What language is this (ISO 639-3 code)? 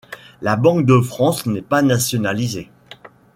fra